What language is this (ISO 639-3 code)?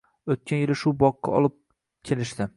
uzb